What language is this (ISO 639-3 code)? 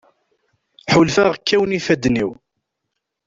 kab